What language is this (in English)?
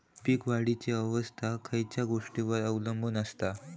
Marathi